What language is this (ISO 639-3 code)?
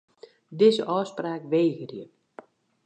fry